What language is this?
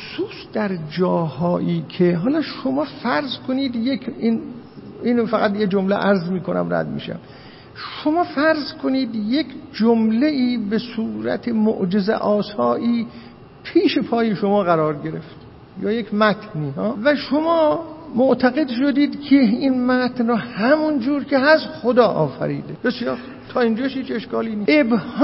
Persian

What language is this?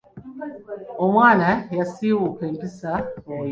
Ganda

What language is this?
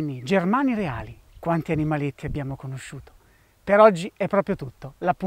Italian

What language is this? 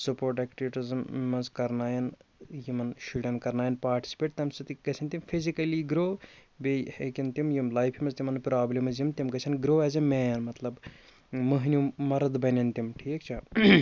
Kashmiri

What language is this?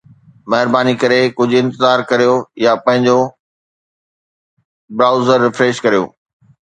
Sindhi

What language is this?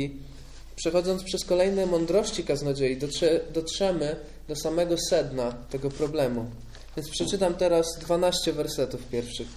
Polish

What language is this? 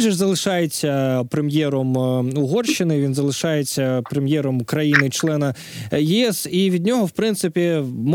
Ukrainian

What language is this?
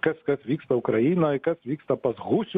Lithuanian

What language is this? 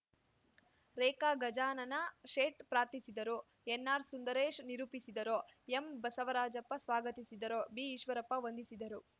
Kannada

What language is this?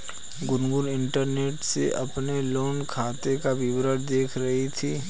Hindi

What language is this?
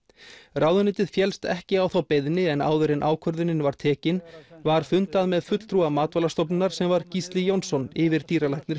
Icelandic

